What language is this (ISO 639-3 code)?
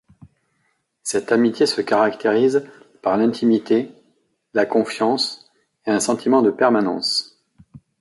fra